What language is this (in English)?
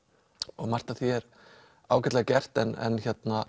Icelandic